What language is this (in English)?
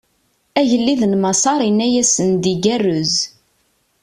Kabyle